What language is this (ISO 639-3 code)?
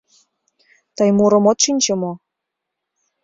chm